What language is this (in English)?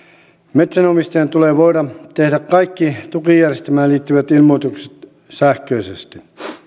Finnish